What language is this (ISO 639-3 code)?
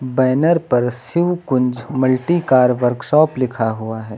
hin